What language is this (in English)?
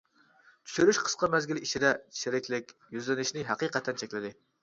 Uyghur